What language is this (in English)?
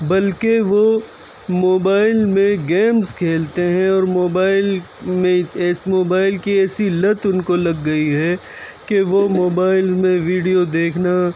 Urdu